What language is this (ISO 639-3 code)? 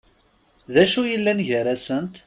kab